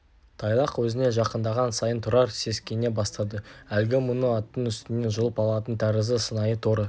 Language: Kazakh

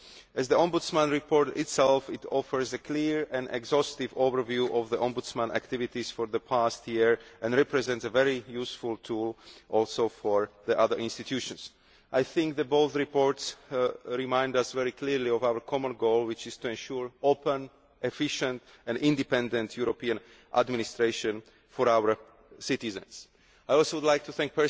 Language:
English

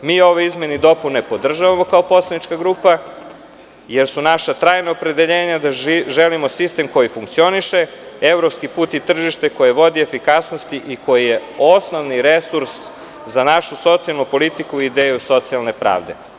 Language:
Serbian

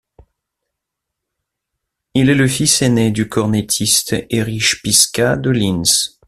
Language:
French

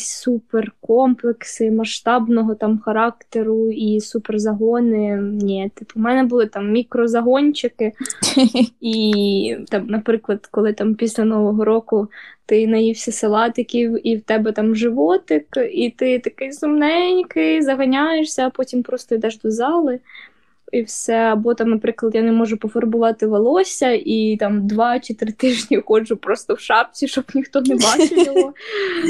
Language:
Ukrainian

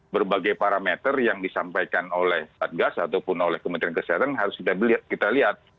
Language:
Indonesian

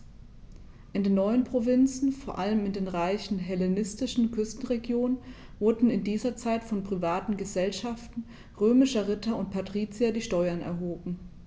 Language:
German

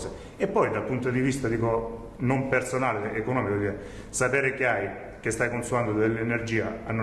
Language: Italian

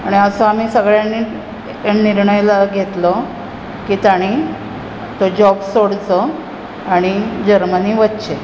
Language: Konkani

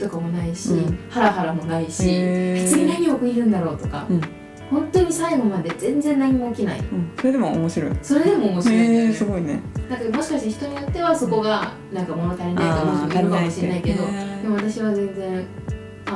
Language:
Japanese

